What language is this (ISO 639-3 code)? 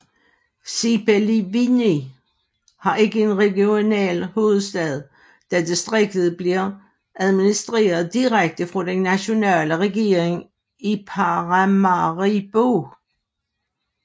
dan